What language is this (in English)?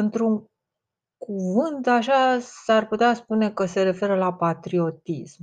Romanian